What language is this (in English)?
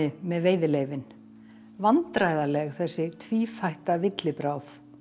Icelandic